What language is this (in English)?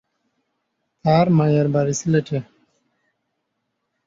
Bangla